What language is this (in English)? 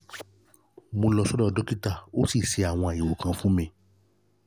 Yoruba